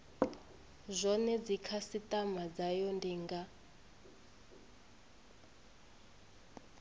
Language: Venda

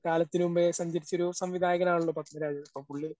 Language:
Malayalam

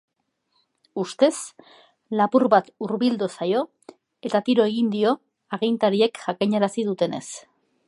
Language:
Basque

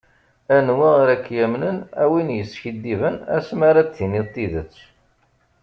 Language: Kabyle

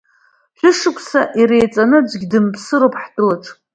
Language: Abkhazian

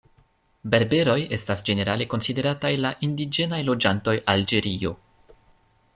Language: Esperanto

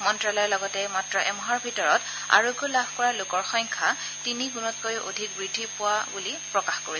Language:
Assamese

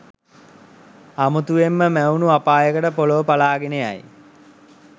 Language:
Sinhala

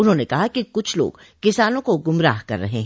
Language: Hindi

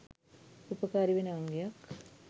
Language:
Sinhala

